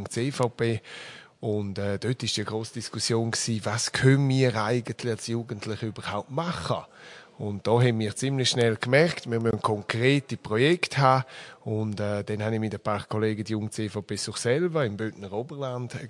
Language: German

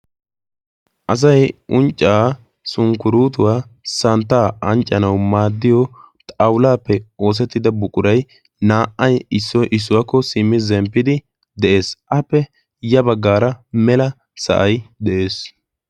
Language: Wolaytta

